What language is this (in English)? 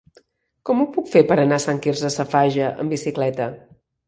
Catalan